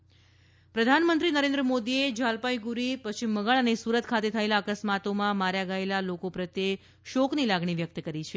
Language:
Gujarati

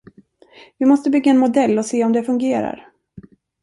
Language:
Swedish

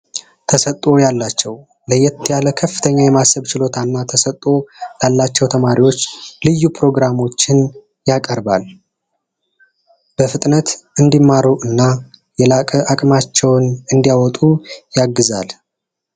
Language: Amharic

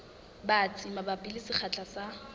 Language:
Southern Sotho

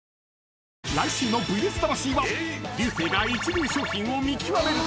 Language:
Japanese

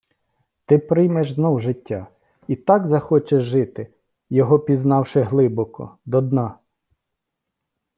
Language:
Ukrainian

